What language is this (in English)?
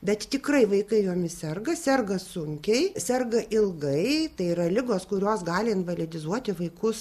Lithuanian